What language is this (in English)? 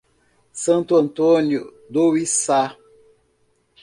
Portuguese